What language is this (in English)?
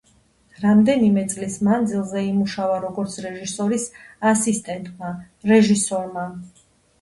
Georgian